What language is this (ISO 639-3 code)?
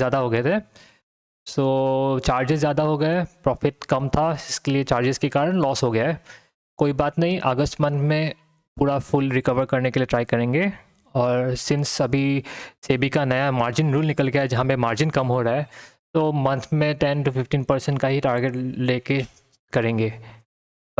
hin